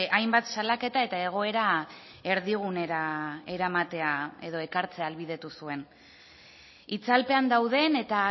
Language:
Basque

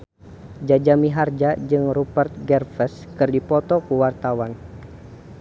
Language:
Sundanese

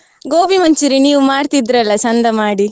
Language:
Kannada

